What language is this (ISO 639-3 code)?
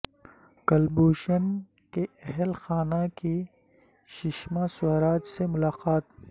urd